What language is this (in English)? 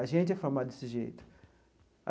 Portuguese